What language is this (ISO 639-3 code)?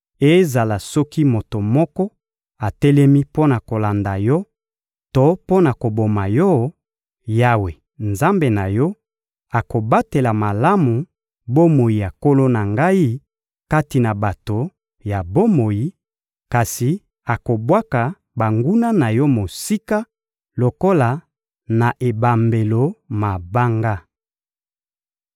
lin